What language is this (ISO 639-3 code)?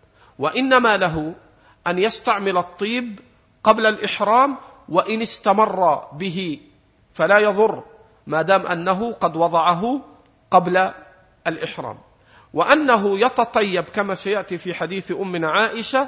ara